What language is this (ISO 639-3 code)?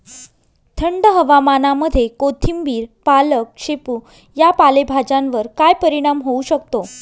mar